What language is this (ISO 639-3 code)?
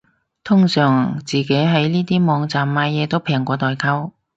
yue